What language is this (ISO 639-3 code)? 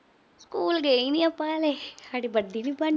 pan